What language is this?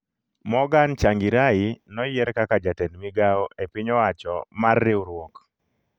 Luo (Kenya and Tanzania)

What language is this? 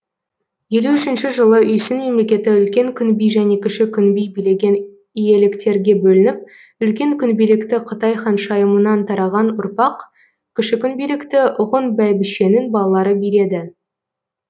Kazakh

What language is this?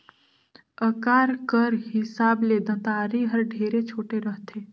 Chhattisgarhi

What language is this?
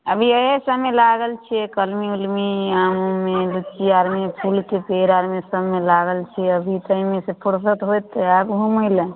Maithili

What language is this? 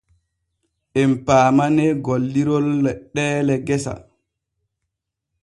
Borgu Fulfulde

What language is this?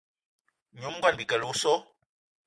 Eton (Cameroon)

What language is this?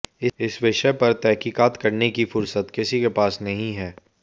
Hindi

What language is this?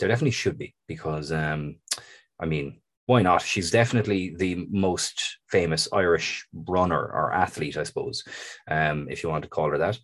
English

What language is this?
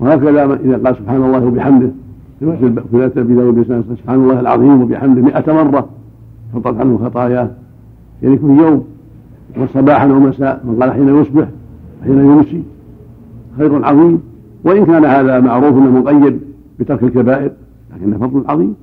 Arabic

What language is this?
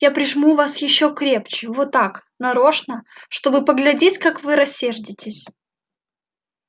Russian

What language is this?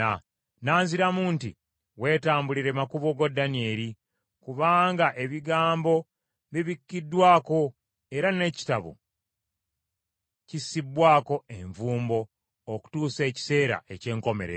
Ganda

